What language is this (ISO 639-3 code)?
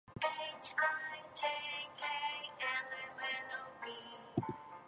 eng